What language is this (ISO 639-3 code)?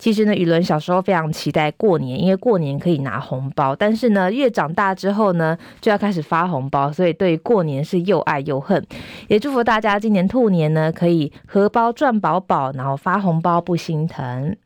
zho